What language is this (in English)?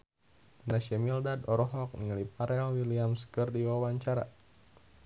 Sundanese